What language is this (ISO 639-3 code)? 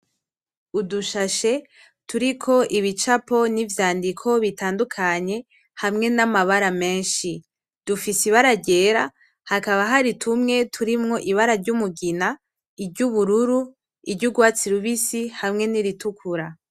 run